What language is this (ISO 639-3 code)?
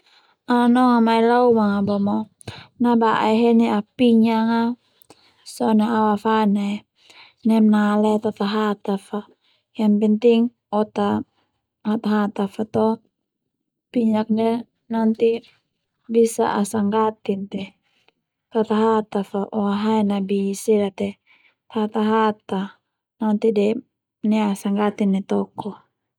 twu